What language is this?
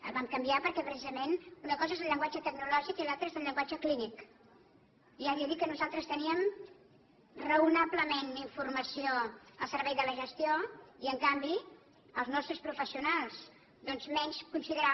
Catalan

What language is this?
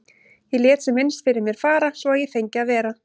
Icelandic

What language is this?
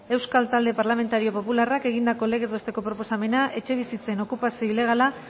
Basque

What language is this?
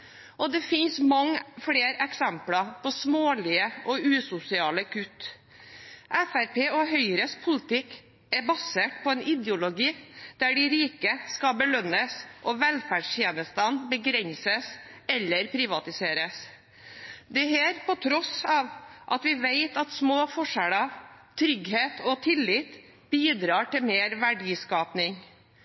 Norwegian Bokmål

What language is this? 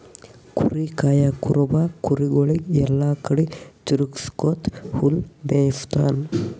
Kannada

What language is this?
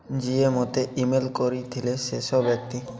Odia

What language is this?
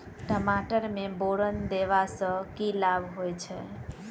Maithili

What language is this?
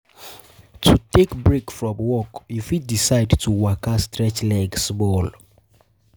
Nigerian Pidgin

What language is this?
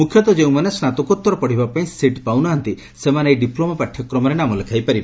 Odia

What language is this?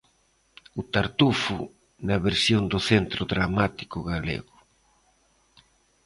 Galician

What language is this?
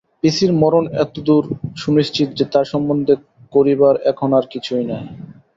Bangla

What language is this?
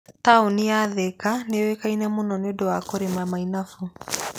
Kikuyu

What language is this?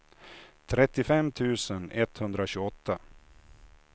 Swedish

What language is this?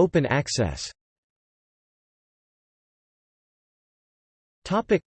English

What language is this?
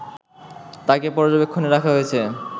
Bangla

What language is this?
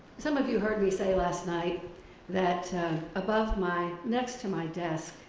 English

